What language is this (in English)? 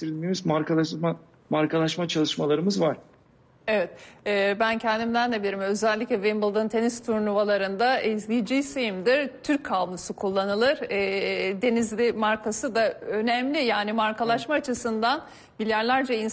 Turkish